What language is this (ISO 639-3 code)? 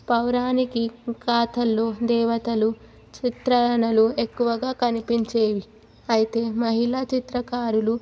tel